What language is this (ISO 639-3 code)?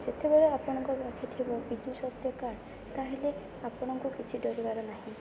ori